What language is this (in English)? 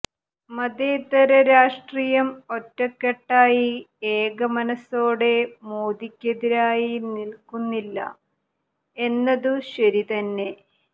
Malayalam